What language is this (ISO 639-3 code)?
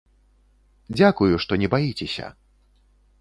bel